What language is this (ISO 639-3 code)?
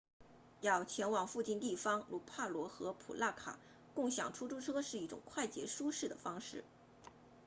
zho